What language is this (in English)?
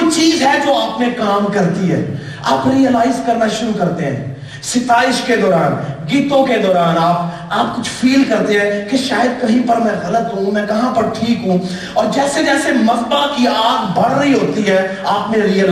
Urdu